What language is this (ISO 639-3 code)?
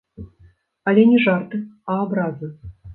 bel